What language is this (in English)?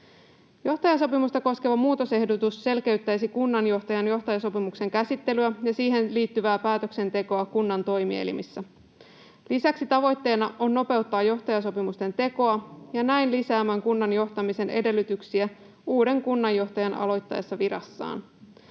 Finnish